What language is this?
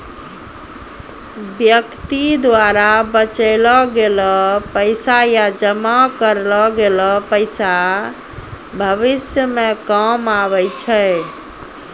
Maithili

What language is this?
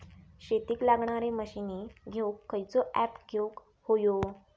Marathi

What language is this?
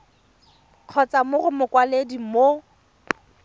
Tswana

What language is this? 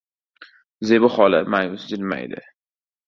Uzbek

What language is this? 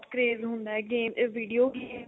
Punjabi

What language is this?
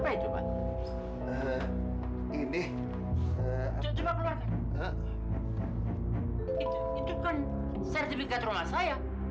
Indonesian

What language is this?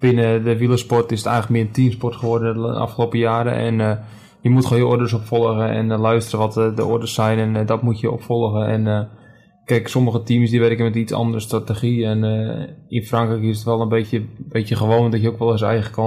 Dutch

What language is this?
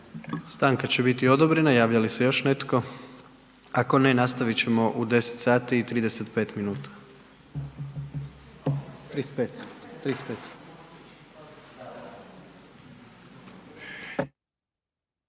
Croatian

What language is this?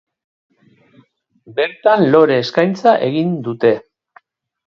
Basque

